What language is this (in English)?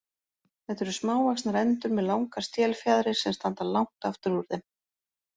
Icelandic